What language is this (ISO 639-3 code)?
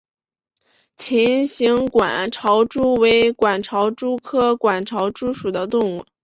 zho